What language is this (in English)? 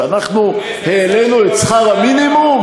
Hebrew